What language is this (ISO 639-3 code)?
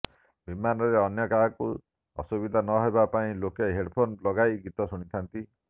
ori